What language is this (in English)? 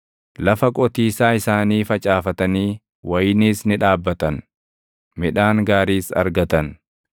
Oromo